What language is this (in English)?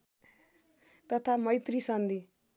Nepali